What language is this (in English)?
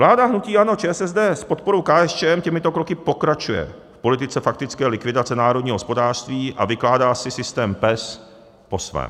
Czech